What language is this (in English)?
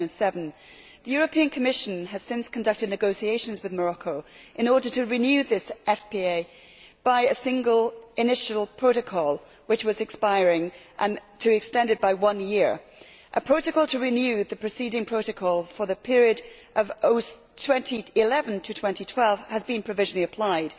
English